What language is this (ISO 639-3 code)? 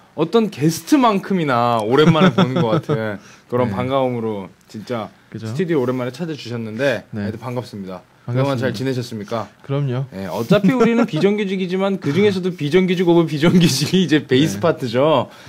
kor